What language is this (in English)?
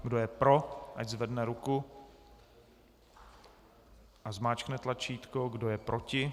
Czech